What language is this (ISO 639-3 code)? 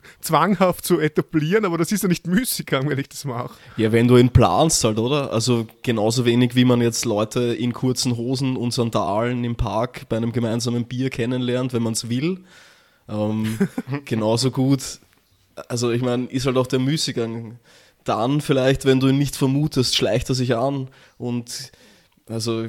deu